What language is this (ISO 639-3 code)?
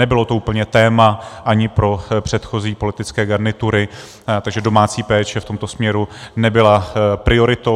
ces